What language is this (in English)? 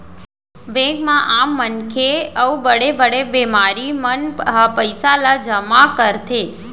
Chhattisgarhi